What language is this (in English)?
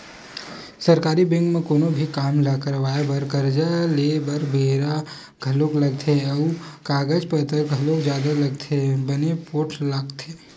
Chhattisgarhi